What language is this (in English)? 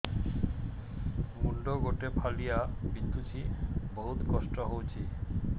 Odia